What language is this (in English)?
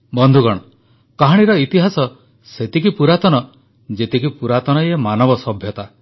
Odia